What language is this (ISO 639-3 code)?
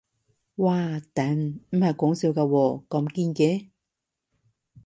yue